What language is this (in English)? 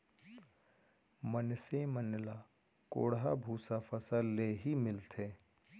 Chhattisgarhi